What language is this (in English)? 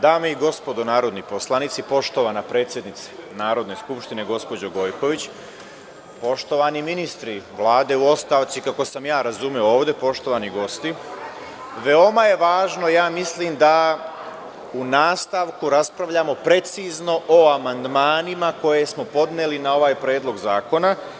Serbian